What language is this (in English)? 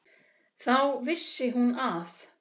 Icelandic